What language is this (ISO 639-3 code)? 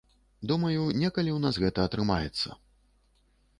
bel